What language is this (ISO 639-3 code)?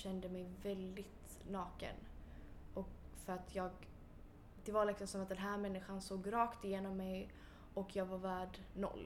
swe